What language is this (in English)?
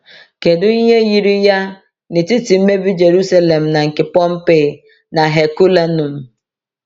Igbo